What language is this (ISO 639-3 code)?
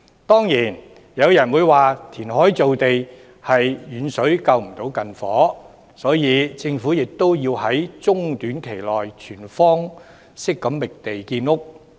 yue